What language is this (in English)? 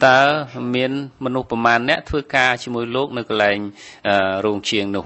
Vietnamese